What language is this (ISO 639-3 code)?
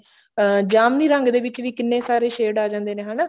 pan